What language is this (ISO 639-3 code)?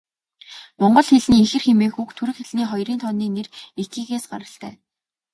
mon